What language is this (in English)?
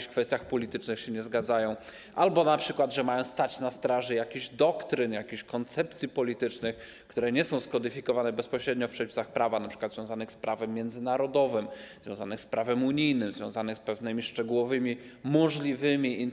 Polish